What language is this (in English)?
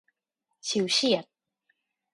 Thai